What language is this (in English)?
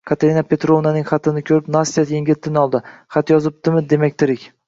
Uzbek